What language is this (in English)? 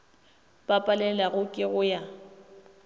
Northern Sotho